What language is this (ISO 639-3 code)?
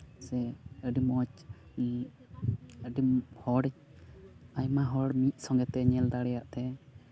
sat